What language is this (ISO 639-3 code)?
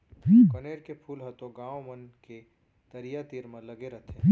hne